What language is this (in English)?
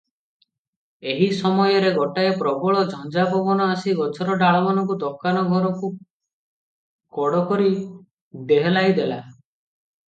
Odia